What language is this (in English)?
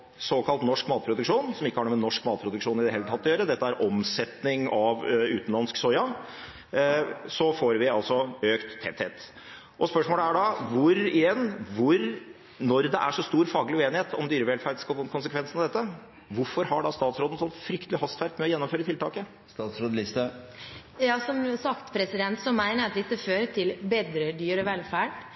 Norwegian Bokmål